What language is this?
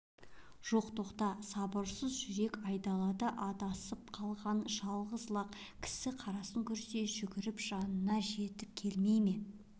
Kazakh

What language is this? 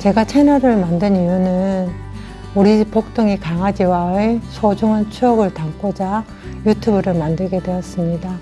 Korean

